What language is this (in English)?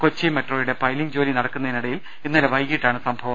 Malayalam